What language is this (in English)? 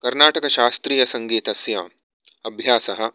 Sanskrit